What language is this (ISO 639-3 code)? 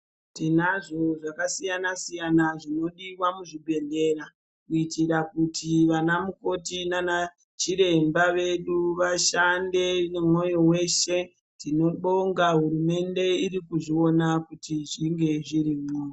ndc